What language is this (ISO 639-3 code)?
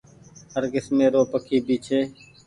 gig